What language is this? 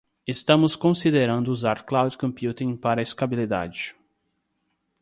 Portuguese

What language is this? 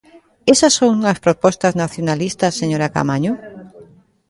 Galician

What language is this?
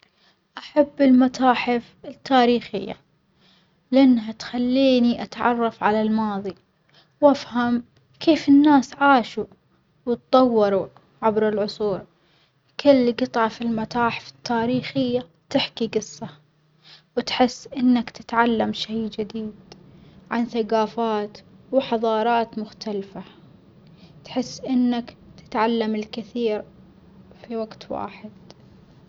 Omani Arabic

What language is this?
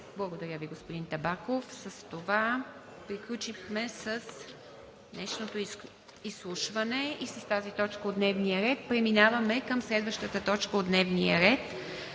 Bulgarian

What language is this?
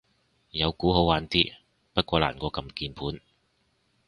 Cantonese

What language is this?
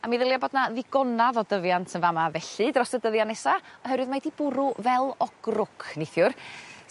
Welsh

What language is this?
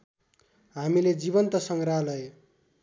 Nepali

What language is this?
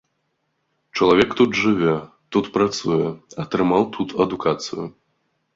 Belarusian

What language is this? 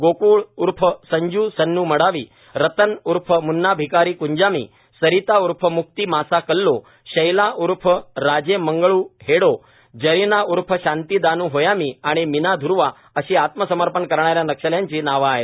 Marathi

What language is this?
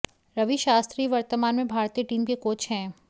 Hindi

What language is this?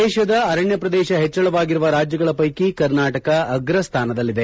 Kannada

